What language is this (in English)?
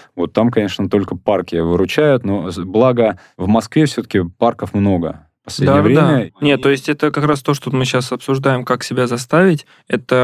Russian